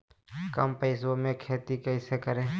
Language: Magahi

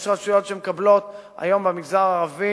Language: Hebrew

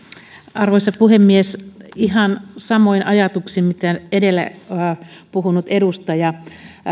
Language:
Finnish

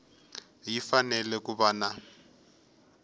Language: Tsonga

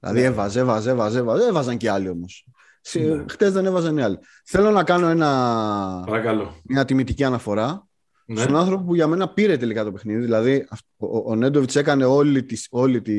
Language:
Greek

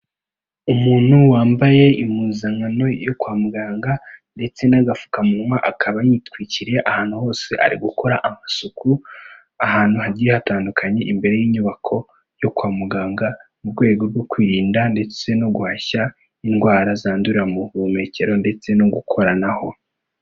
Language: Kinyarwanda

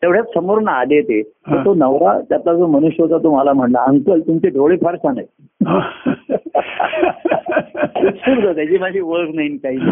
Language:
Marathi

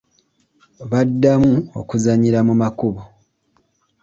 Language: Ganda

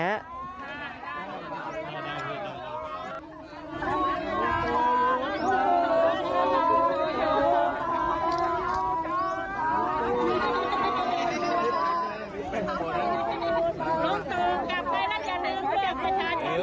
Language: Thai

